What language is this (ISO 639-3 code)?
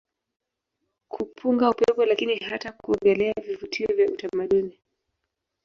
swa